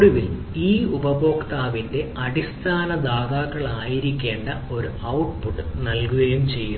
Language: Malayalam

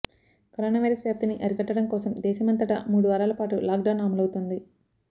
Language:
Telugu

